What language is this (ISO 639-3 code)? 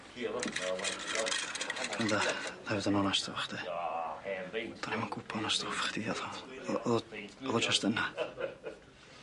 cym